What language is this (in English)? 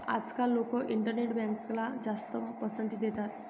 Marathi